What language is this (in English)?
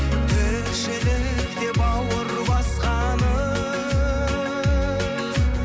Kazakh